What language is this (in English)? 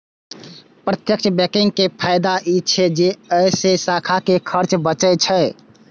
Maithili